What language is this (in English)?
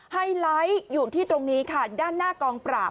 Thai